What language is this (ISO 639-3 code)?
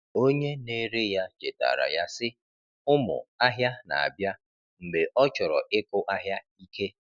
ibo